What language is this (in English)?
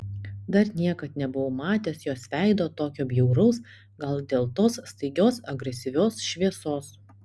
Lithuanian